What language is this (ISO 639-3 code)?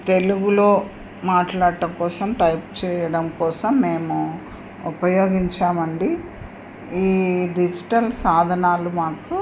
tel